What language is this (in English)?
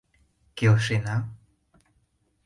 Mari